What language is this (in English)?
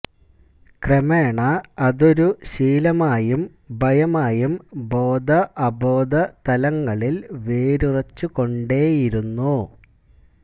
Malayalam